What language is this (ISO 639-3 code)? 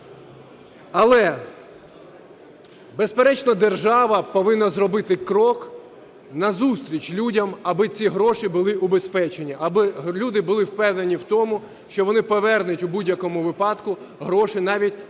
ukr